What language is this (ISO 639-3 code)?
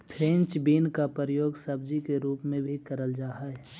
mag